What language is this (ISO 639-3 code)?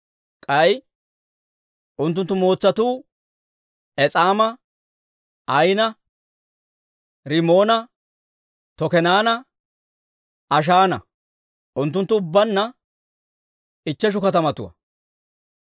dwr